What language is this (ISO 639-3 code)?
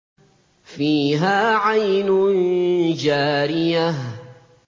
ara